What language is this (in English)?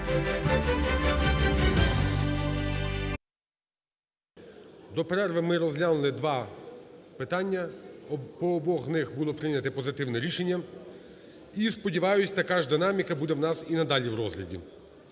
Ukrainian